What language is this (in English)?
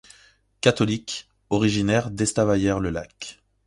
French